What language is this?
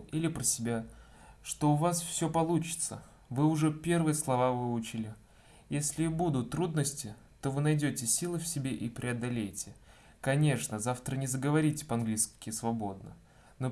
Russian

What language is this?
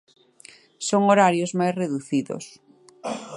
Galician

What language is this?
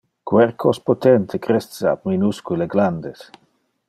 Interlingua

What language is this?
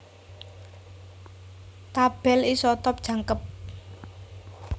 Javanese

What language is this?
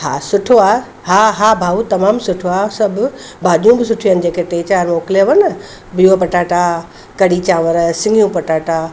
Sindhi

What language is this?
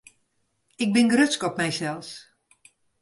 Western Frisian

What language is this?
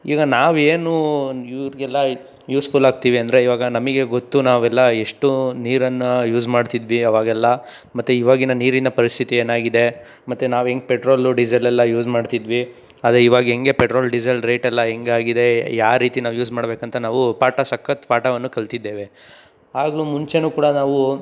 Kannada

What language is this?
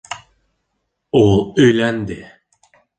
Bashkir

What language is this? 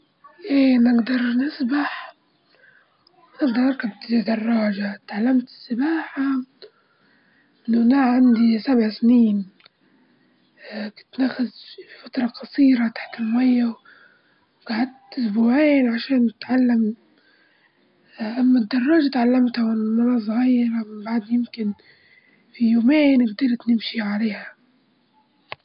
Libyan Arabic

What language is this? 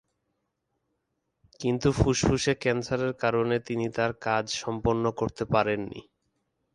Bangla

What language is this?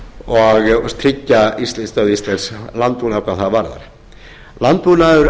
Icelandic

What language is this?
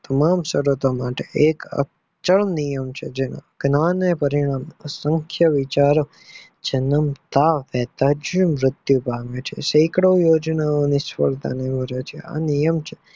Gujarati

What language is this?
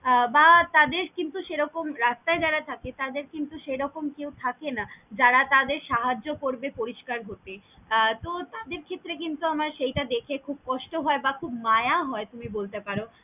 Bangla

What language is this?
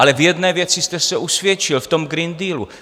Czech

